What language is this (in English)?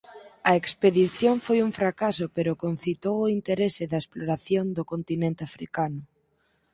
Galician